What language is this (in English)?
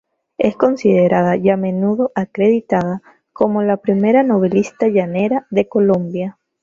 Spanish